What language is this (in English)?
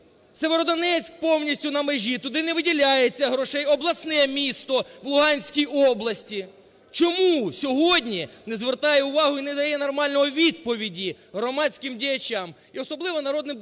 Ukrainian